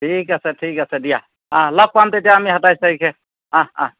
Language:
Assamese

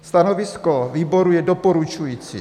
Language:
Czech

